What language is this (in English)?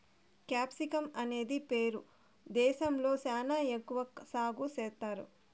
Telugu